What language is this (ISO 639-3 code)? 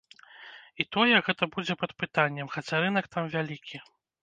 bel